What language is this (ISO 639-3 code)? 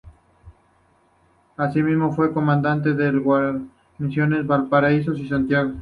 spa